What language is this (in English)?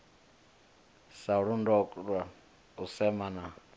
Venda